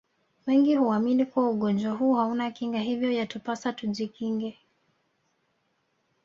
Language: Swahili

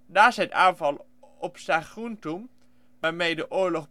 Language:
Dutch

